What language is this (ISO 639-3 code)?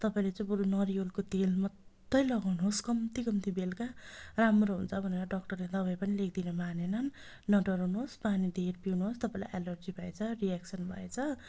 nep